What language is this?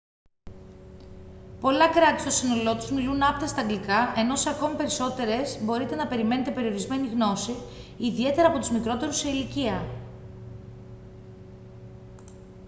Greek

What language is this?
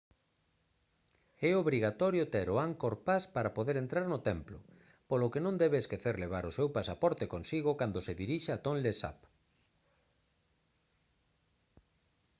Galician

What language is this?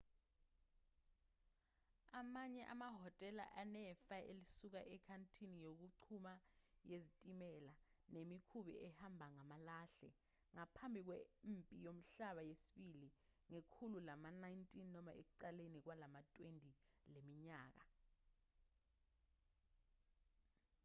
Zulu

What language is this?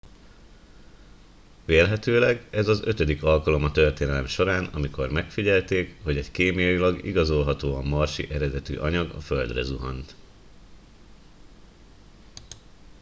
Hungarian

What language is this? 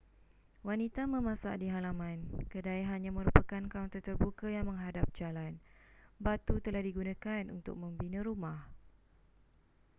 Malay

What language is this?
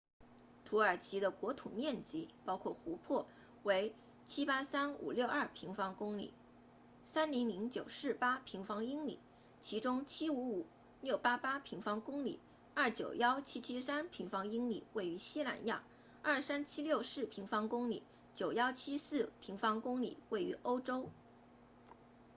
Chinese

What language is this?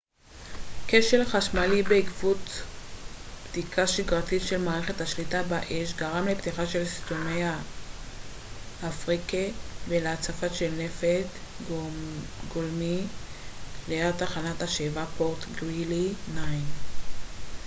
Hebrew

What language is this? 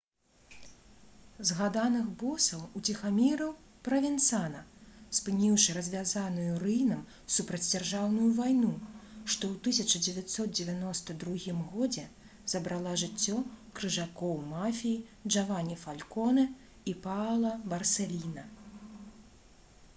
Belarusian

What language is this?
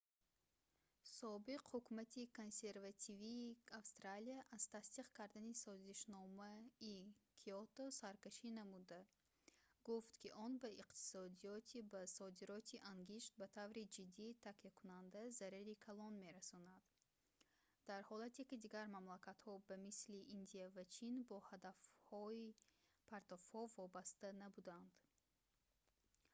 Tajik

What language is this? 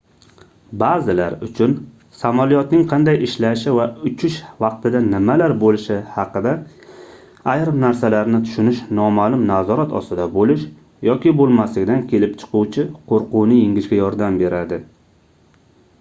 Uzbek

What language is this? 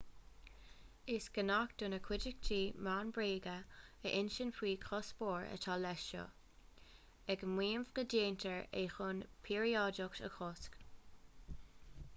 Irish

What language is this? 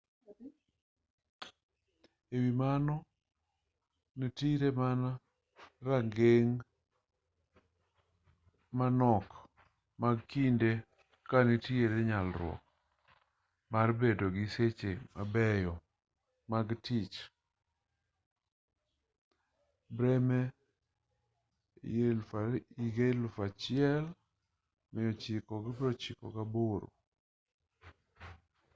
Luo (Kenya and Tanzania)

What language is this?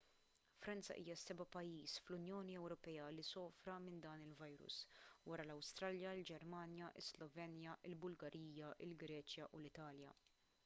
Maltese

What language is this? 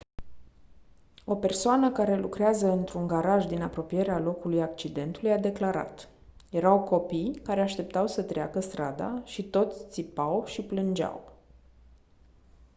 Romanian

